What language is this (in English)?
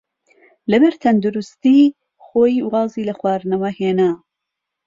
Central Kurdish